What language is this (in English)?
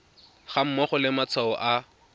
Tswana